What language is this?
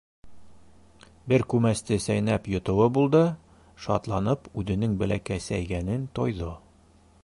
Bashkir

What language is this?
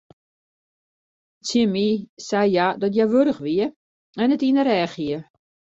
Western Frisian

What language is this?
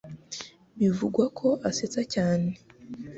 Kinyarwanda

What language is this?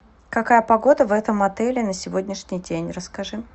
Russian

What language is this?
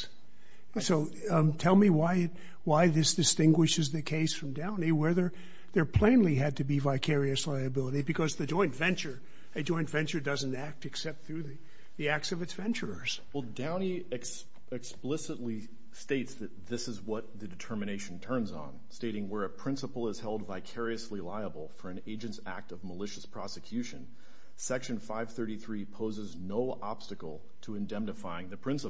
English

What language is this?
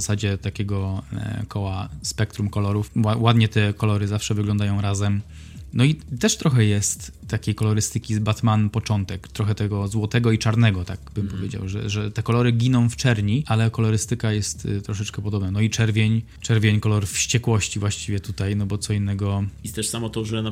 Polish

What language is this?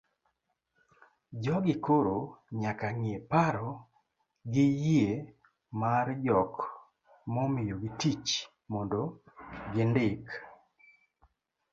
Luo (Kenya and Tanzania)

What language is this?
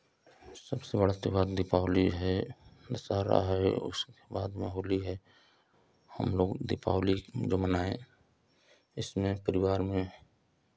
Hindi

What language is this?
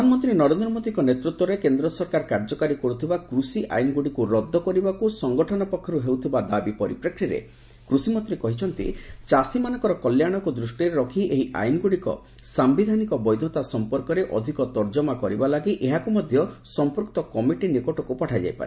Odia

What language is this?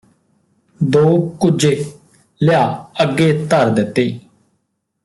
Punjabi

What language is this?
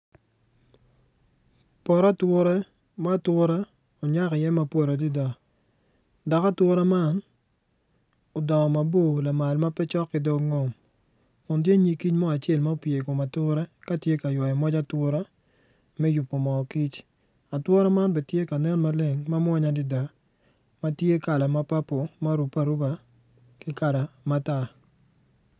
Acoli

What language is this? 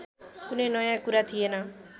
Nepali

